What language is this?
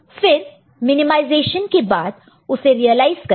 Hindi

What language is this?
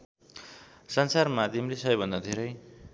Nepali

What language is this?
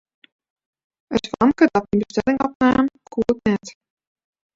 Western Frisian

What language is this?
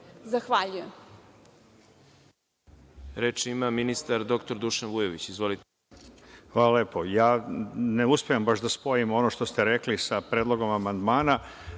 Serbian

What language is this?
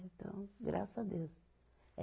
Portuguese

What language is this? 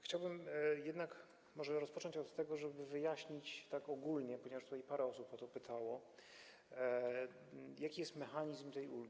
Polish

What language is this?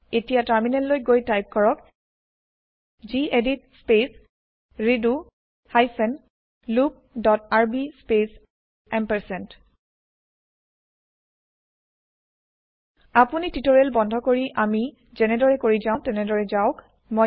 Assamese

